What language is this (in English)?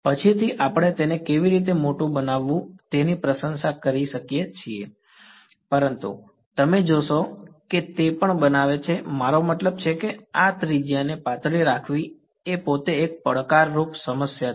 Gujarati